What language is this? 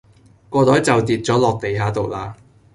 Cantonese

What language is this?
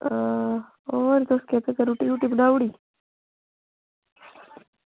Dogri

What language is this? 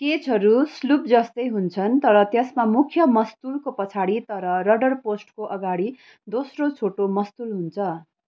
Nepali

